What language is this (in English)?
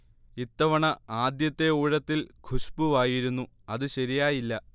Malayalam